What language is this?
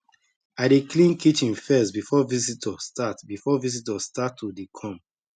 Nigerian Pidgin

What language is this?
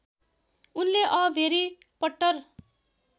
Nepali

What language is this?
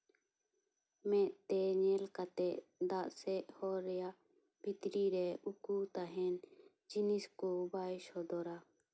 Santali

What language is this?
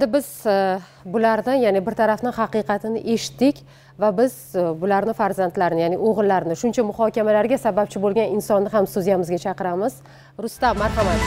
Turkish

